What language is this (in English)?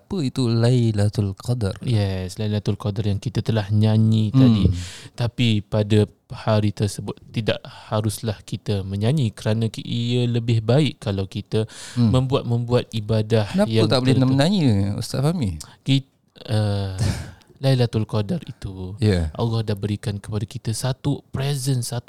Malay